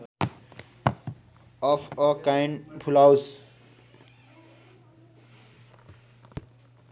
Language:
Nepali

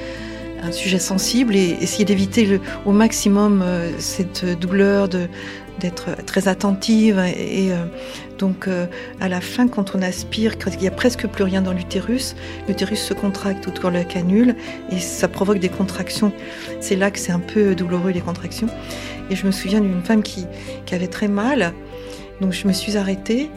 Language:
French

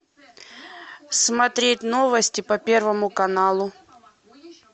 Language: Russian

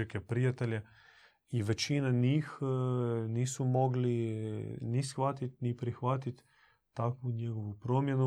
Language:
Croatian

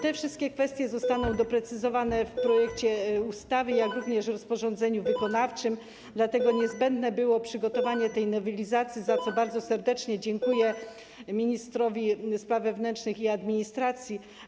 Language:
Polish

